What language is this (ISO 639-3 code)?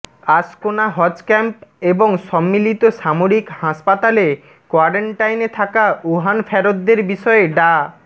ben